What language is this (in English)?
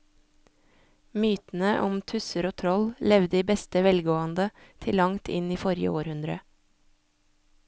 Norwegian